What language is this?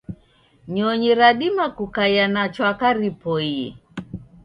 Taita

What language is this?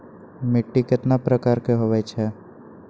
Magahi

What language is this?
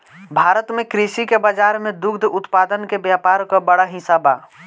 Bhojpuri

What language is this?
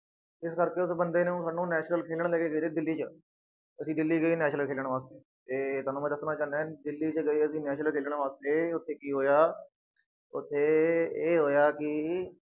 Punjabi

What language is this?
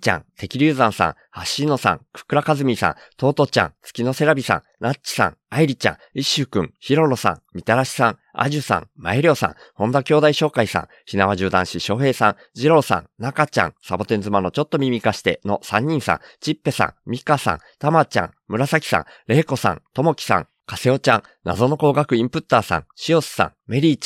Japanese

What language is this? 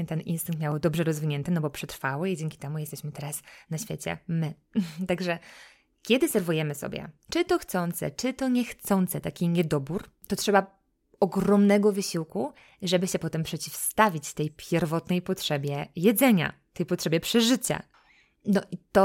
Polish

